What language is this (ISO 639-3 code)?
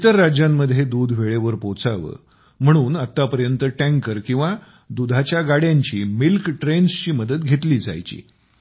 mar